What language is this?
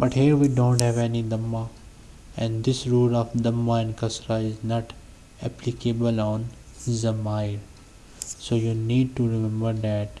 English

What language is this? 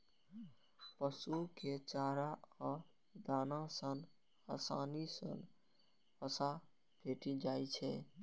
Maithili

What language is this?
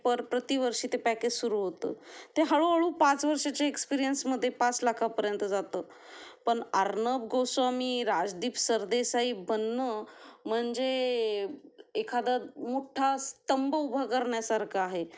Marathi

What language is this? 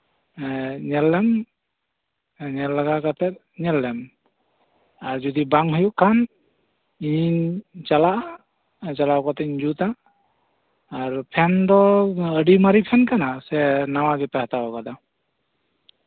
Santali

